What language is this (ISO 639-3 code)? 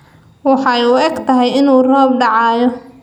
som